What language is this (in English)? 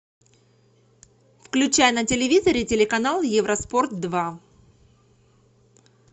Russian